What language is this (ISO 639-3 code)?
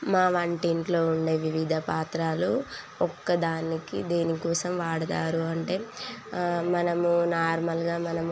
tel